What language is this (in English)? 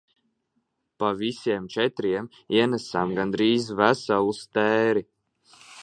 Latvian